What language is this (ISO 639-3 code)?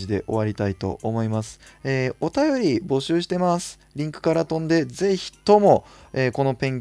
jpn